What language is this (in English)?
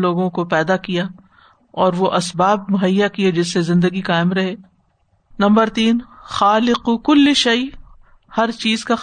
Urdu